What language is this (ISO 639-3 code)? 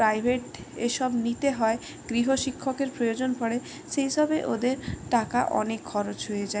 ben